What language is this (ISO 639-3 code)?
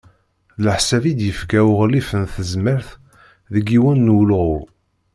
kab